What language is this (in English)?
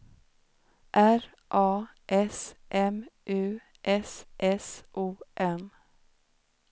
Swedish